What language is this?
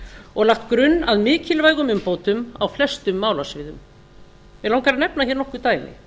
Icelandic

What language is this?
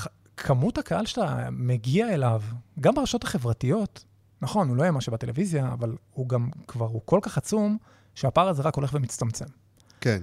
Hebrew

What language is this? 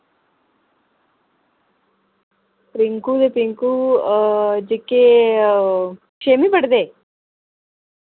Dogri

